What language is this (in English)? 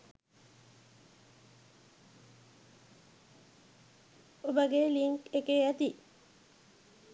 Sinhala